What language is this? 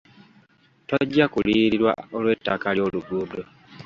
Ganda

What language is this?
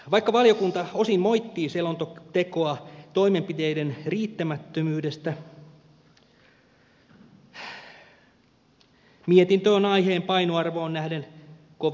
Finnish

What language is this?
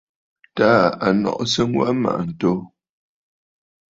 Bafut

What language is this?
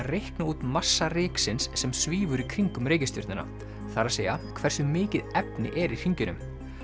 Icelandic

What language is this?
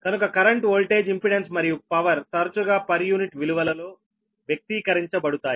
Telugu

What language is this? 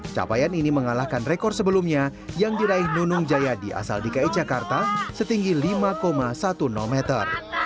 Indonesian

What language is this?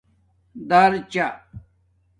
Domaaki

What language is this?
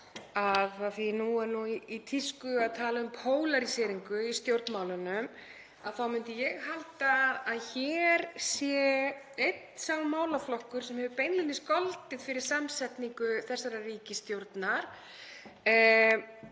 Icelandic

